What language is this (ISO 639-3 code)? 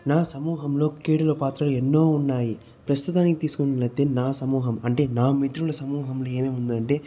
tel